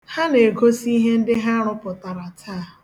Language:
Igbo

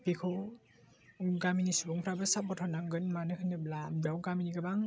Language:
Bodo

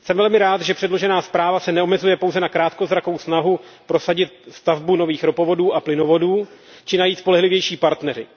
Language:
Czech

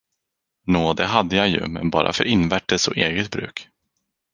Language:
Swedish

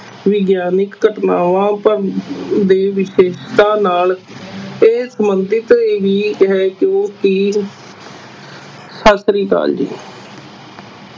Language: Punjabi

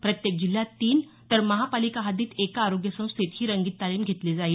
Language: Marathi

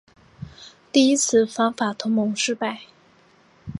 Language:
Chinese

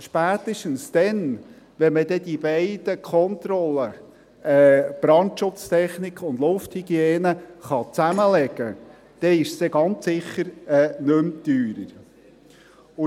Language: Swiss German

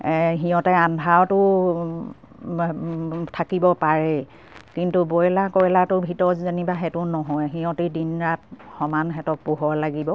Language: Assamese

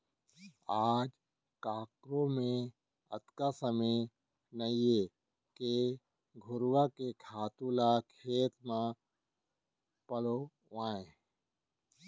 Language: Chhattisgarhi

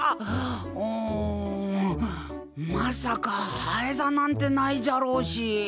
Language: Japanese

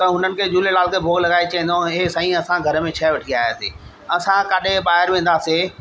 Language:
Sindhi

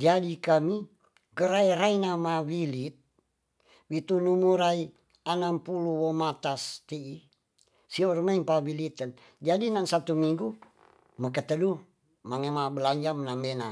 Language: Tonsea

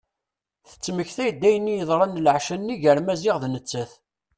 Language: Kabyle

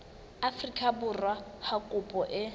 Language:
Southern Sotho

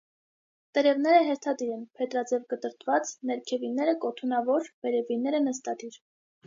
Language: Armenian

